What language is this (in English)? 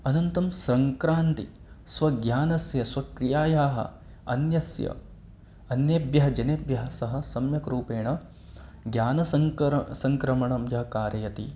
Sanskrit